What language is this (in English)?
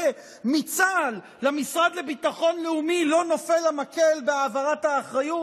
Hebrew